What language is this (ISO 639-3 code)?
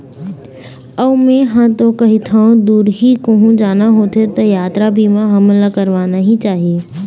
hne